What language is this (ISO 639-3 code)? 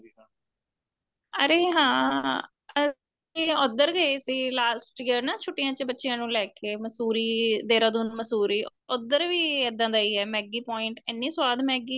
pan